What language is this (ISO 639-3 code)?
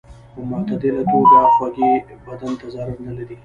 pus